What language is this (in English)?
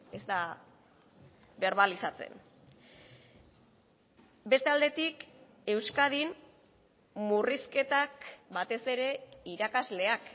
Basque